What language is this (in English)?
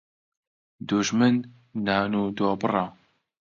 Central Kurdish